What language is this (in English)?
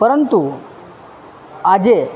Gujarati